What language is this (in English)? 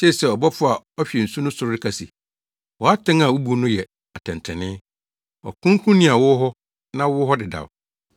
Akan